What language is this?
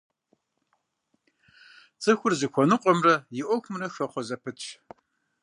Kabardian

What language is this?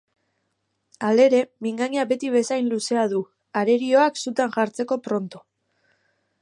Basque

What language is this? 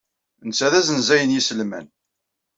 Kabyle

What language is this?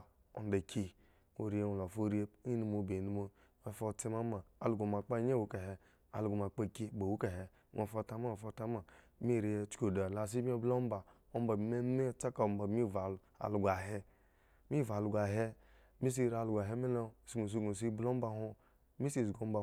Eggon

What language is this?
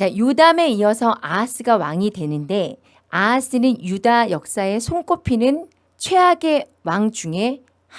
Korean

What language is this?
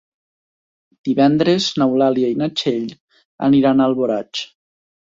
Catalan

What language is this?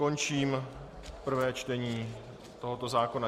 Czech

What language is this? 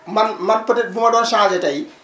Wolof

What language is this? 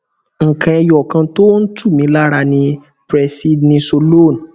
Yoruba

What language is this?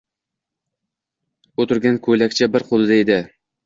Uzbek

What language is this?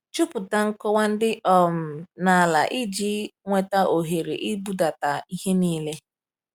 Igbo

